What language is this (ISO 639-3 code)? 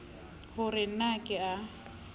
sot